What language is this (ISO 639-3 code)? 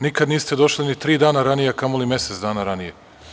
srp